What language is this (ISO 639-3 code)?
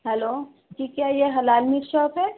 urd